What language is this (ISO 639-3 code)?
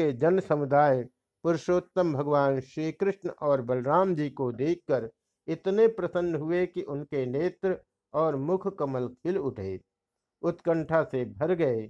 hin